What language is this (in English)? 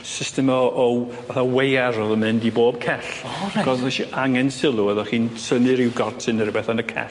Welsh